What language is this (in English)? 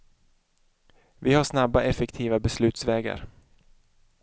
Swedish